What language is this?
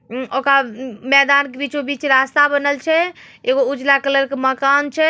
Magahi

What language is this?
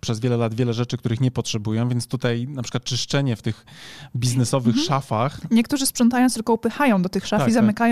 Polish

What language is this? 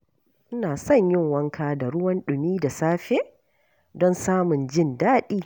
Hausa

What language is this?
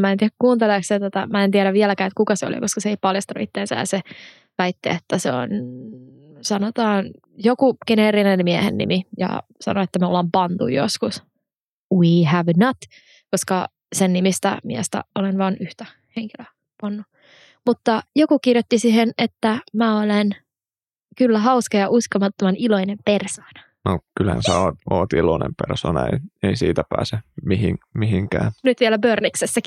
Finnish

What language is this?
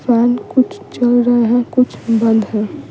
Hindi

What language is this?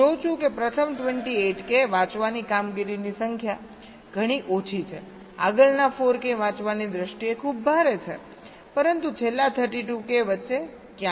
Gujarati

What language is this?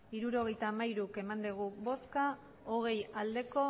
Basque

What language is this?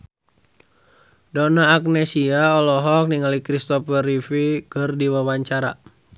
Sundanese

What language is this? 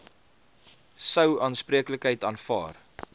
Afrikaans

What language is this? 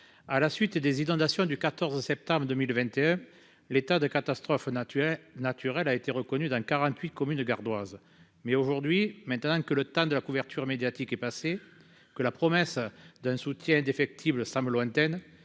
French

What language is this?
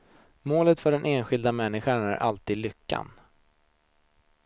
Swedish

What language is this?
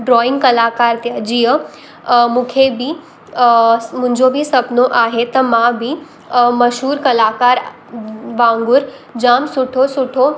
Sindhi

